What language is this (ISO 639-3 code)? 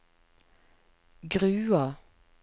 nor